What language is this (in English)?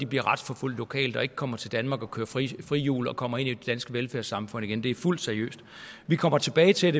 Danish